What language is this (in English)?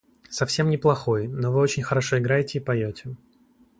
Russian